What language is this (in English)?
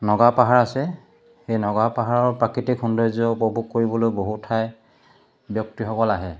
Assamese